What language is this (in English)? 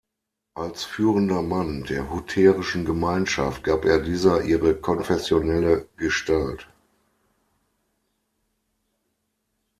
German